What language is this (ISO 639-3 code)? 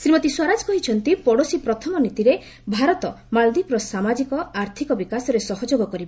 ori